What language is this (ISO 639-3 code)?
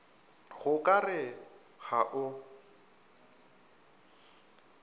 nso